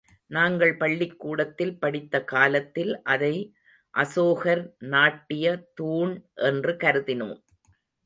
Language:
Tamil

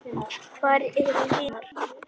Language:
Icelandic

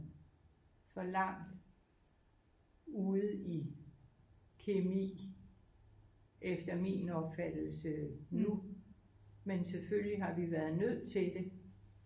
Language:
Danish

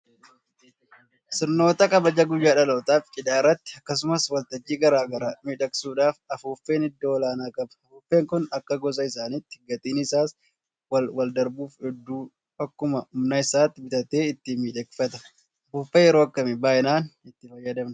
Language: Oromo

